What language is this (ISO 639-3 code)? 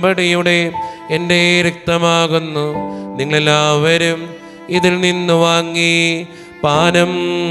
mal